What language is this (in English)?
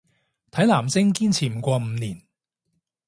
Cantonese